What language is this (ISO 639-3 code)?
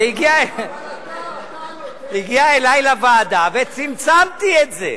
heb